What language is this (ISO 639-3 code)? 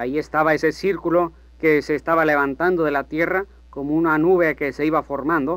spa